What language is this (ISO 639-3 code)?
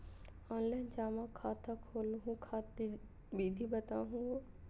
mag